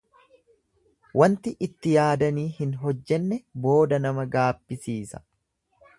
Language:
Oromo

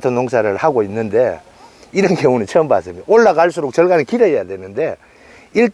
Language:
Korean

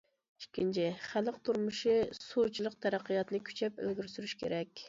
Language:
Uyghur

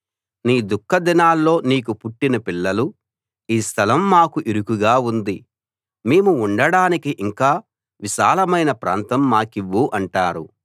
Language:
Telugu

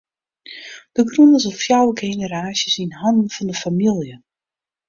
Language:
Western Frisian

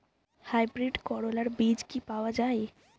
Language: Bangla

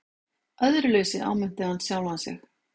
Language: Icelandic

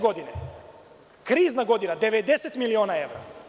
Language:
Serbian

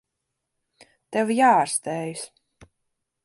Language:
Latvian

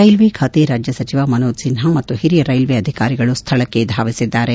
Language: Kannada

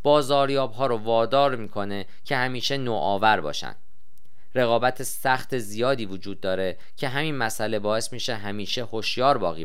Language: Persian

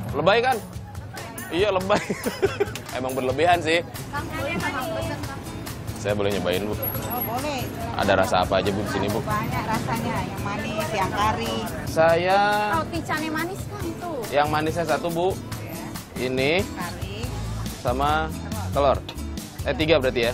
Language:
Indonesian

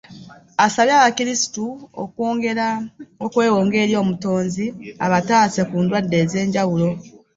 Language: Ganda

